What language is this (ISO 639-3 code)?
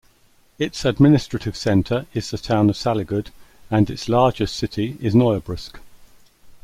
eng